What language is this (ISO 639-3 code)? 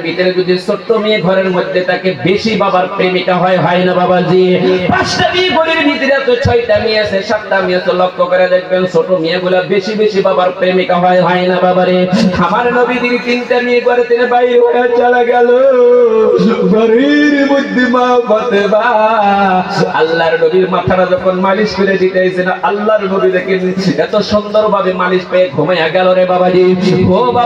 ara